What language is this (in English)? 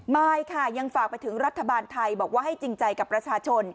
Thai